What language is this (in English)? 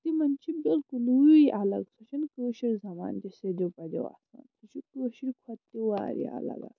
Kashmiri